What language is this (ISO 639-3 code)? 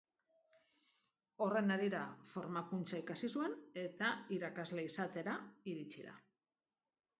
eus